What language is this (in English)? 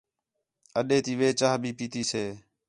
Khetrani